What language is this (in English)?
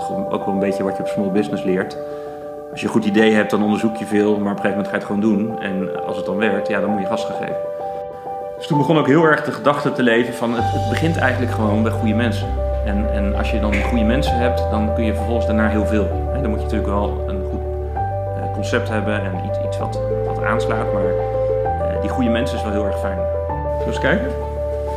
Dutch